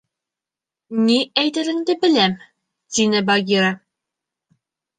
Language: Bashkir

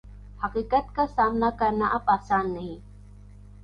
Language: Urdu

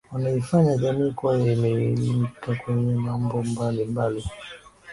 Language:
Swahili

